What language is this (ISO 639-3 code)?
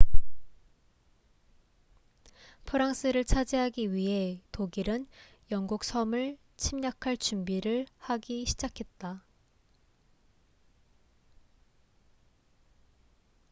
kor